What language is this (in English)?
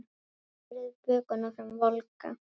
Icelandic